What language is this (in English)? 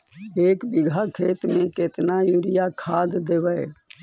Magahi